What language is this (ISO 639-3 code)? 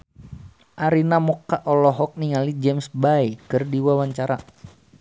sun